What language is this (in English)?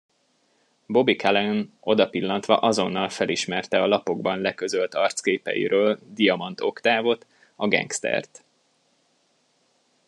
Hungarian